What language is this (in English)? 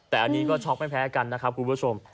Thai